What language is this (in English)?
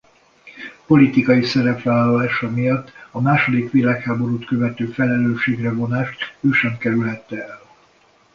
Hungarian